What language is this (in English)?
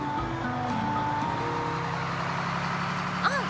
Japanese